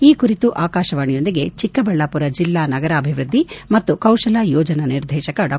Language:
Kannada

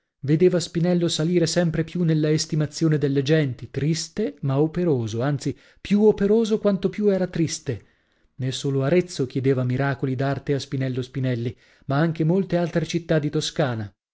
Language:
Italian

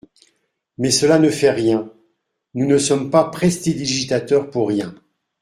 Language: French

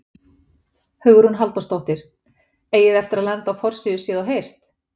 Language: Icelandic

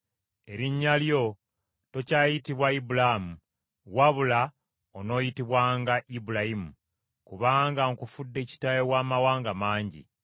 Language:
Ganda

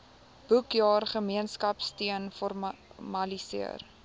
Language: Afrikaans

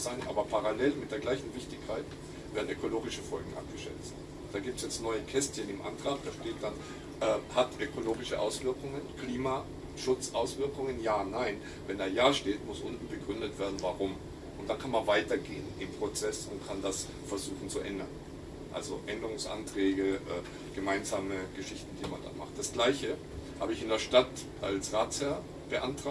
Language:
German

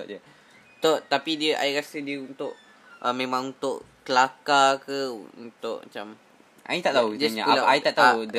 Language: Malay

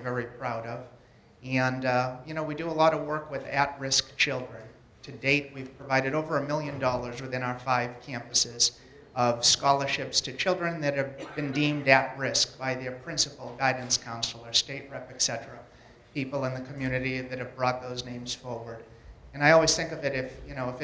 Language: English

